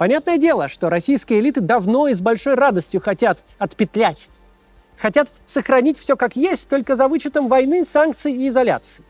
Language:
Russian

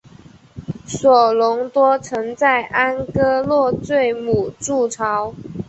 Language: Chinese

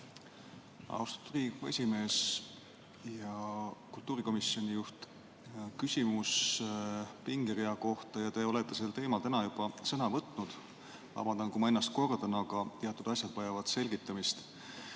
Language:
Estonian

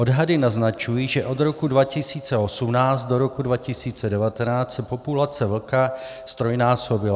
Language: Czech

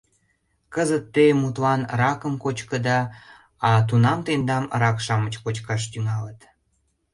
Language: Mari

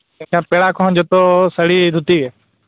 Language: Santali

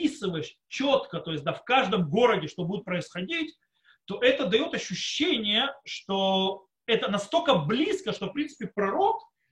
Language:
Russian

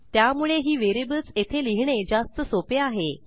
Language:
Marathi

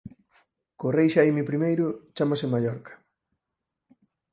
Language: Galician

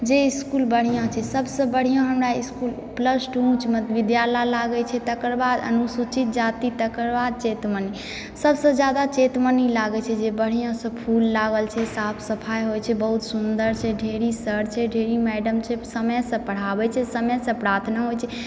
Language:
Maithili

